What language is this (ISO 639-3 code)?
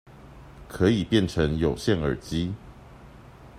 zho